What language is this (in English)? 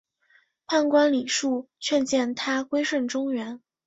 Chinese